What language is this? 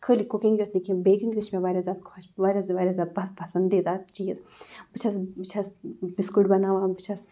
Kashmiri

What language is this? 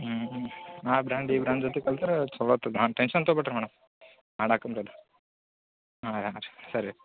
Kannada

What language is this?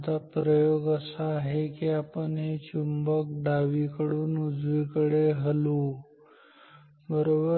Marathi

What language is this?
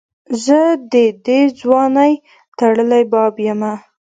Pashto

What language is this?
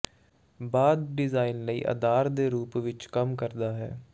Punjabi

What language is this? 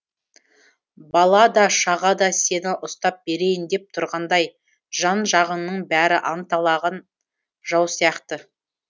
Kazakh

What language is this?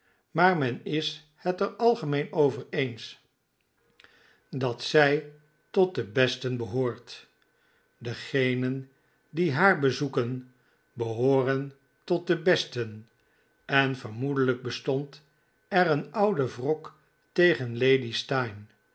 Dutch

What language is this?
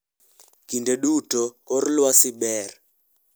Luo (Kenya and Tanzania)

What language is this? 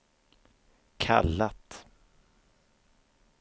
Swedish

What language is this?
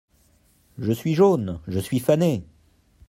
French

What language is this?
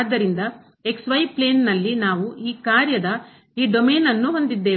Kannada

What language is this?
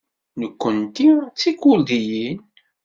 Kabyle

